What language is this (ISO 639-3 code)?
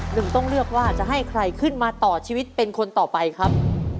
tha